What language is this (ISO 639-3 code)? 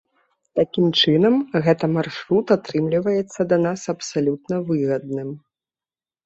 bel